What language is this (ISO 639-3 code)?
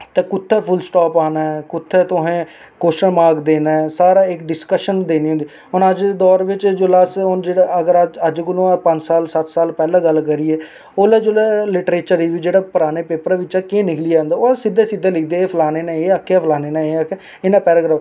doi